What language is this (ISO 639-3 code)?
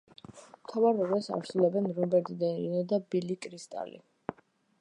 kat